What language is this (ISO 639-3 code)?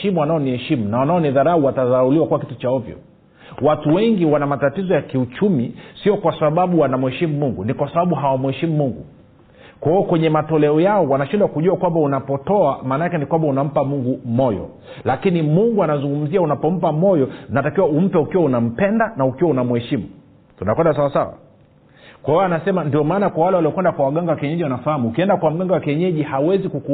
swa